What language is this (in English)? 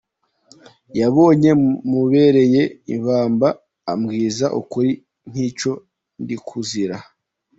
Kinyarwanda